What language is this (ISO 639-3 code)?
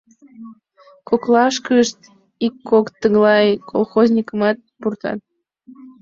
chm